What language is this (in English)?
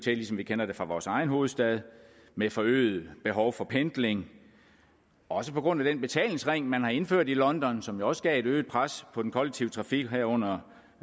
Danish